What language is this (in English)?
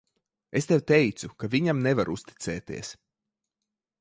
Latvian